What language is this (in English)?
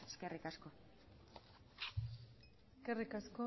Basque